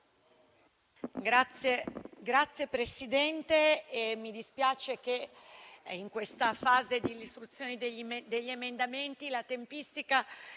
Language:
Italian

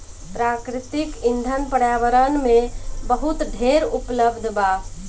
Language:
Bhojpuri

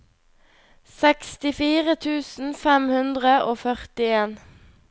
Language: Norwegian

